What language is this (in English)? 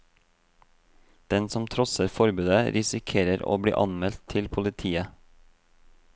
Norwegian